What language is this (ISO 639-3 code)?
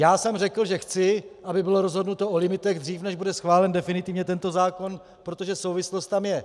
ces